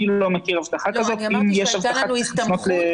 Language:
Hebrew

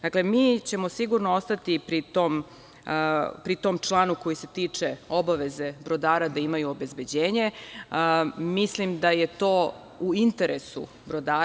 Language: Serbian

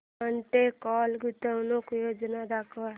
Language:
Marathi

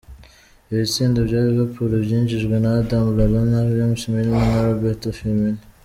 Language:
Kinyarwanda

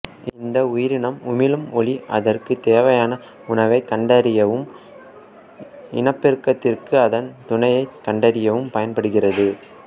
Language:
Tamil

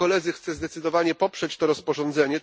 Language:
Polish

